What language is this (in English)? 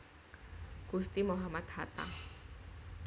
Javanese